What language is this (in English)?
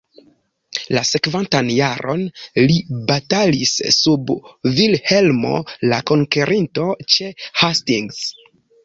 Esperanto